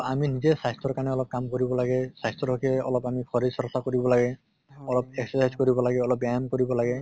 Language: Assamese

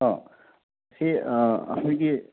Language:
Manipuri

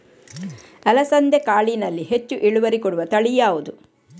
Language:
Kannada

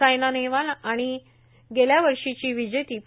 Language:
Marathi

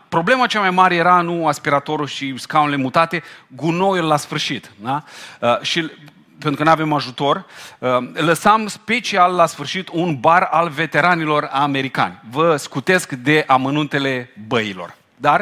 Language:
Romanian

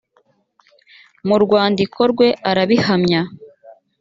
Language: Kinyarwanda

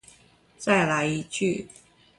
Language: Chinese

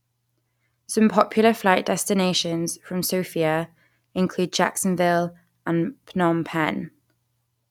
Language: English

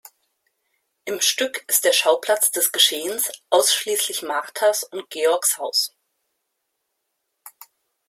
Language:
German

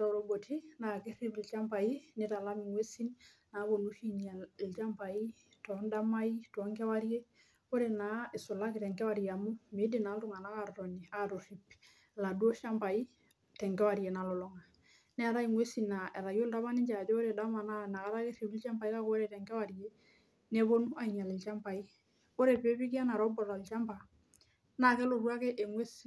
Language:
Masai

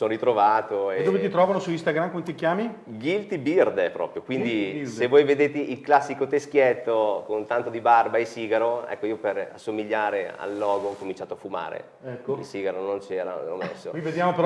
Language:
Italian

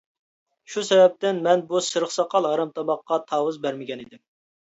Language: Uyghur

